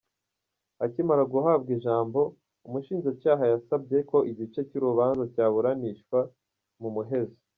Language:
Kinyarwanda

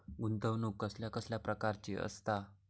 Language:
Marathi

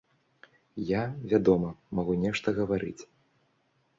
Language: Belarusian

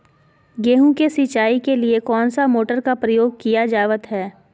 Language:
Magahi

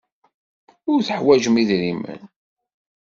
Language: Kabyle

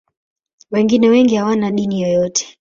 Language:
Swahili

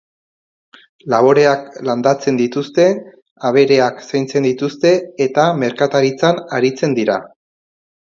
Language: Basque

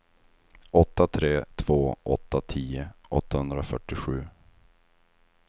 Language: Swedish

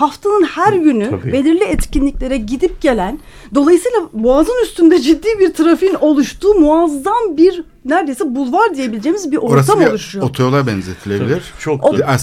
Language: Turkish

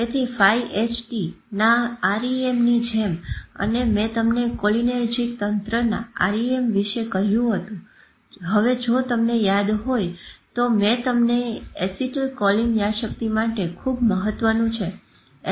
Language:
Gujarati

